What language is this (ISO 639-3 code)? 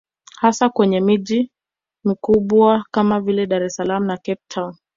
swa